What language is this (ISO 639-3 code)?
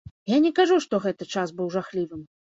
bel